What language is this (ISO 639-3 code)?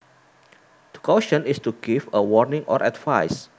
jav